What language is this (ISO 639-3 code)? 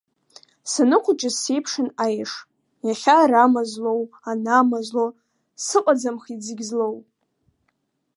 abk